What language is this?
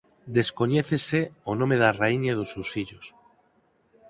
Galician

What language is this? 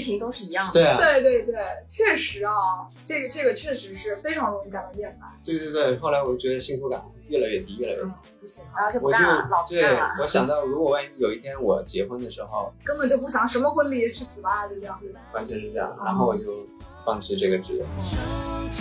Chinese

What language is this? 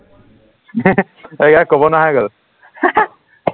Assamese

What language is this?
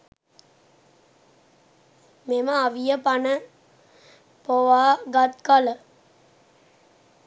Sinhala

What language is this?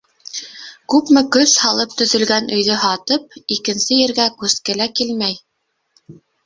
Bashkir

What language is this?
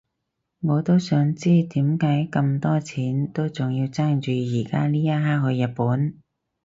Cantonese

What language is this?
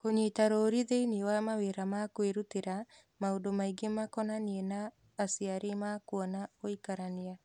Kikuyu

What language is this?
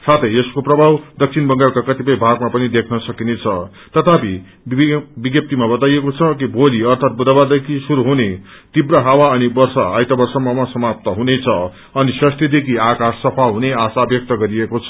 Nepali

